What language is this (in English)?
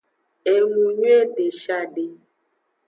Aja (Benin)